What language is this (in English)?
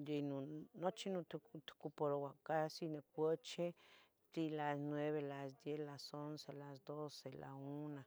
Tetelcingo Nahuatl